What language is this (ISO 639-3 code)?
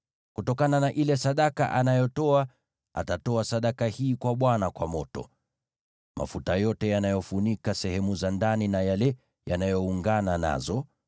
swa